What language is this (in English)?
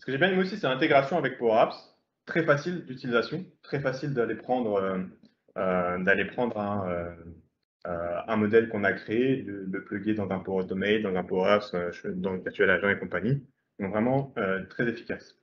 French